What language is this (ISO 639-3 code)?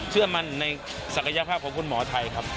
tha